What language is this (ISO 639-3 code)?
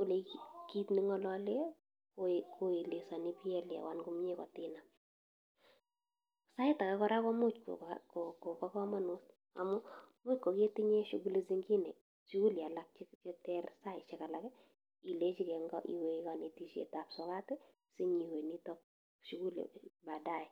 kln